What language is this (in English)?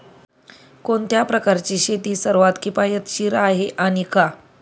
Marathi